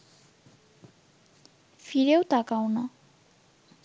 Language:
Bangla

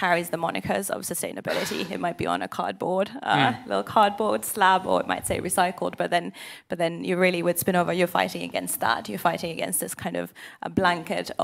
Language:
English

